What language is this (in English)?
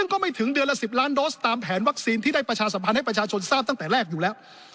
Thai